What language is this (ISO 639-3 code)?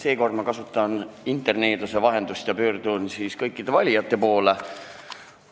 est